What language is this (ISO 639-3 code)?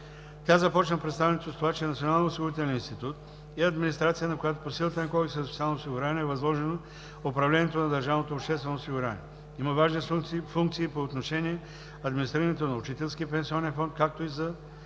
bul